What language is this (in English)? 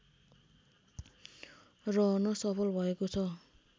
Nepali